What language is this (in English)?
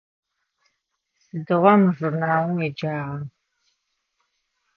Adyghe